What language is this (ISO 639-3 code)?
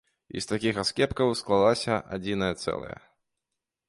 bel